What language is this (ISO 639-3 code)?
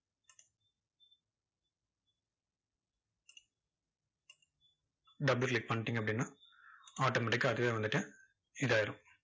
tam